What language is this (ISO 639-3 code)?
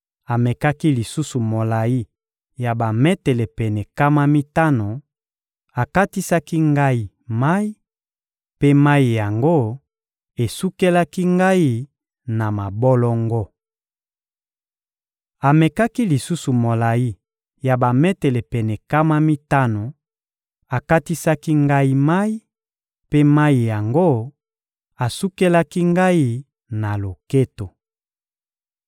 lin